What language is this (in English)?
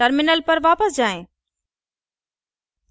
Hindi